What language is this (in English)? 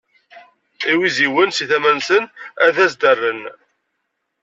Kabyle